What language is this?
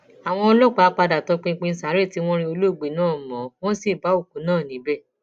Yoruba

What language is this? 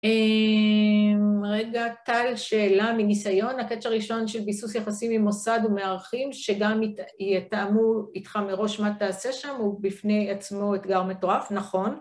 Hebrew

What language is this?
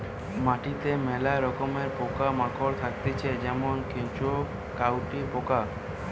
Bangla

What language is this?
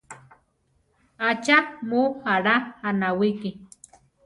Central Tarahumara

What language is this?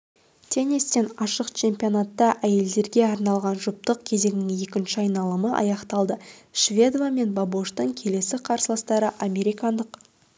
Kazakh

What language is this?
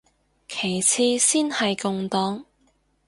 Cantonese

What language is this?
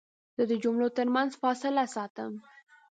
Pashto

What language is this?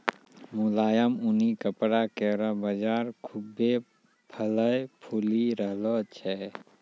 Maithili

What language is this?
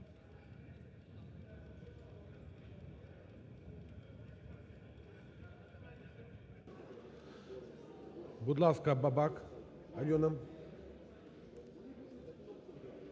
Ukrainian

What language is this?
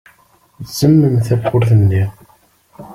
Kabyle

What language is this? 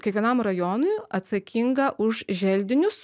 Lithuanian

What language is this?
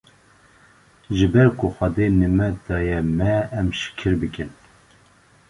Kurdish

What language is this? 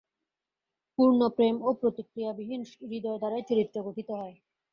Bangla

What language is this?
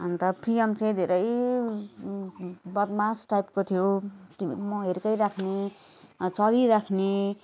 Nepali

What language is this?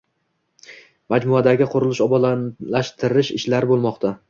Uzbek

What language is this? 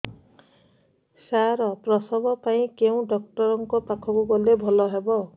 Odia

